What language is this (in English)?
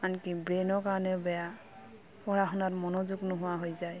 Assamese